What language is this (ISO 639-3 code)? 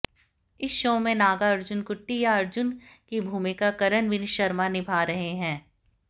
hin